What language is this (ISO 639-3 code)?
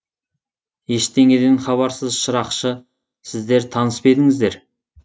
kaz